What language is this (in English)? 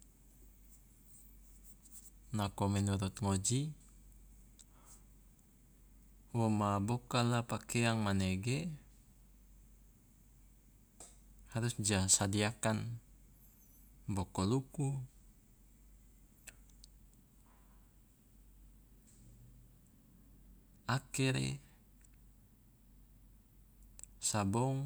Loloda